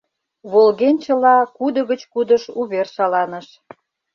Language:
Mari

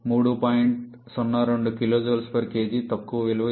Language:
Telugu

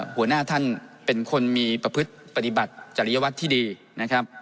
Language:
Thai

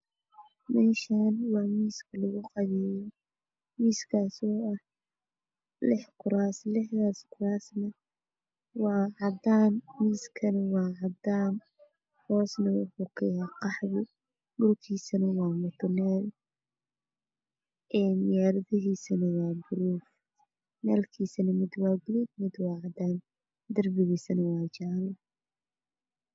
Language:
Somali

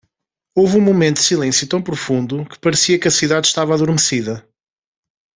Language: Portuguese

